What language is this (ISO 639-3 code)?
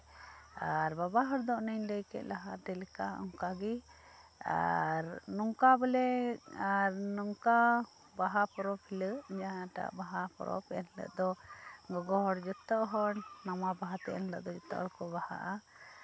sat